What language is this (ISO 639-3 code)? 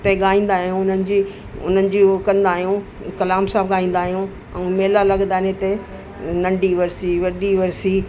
snd